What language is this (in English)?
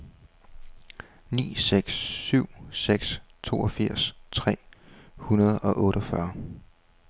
Danish